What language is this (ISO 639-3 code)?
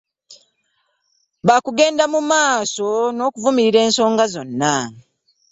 lug